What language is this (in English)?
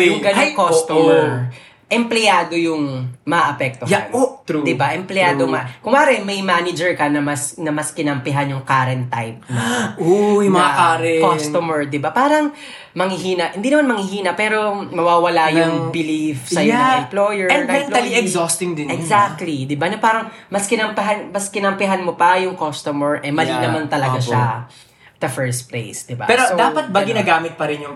Filipino